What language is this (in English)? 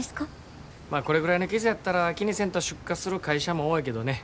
Japanese